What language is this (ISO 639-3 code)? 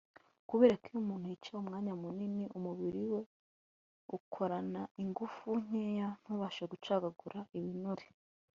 kin